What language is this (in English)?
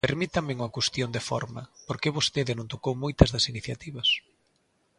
Galician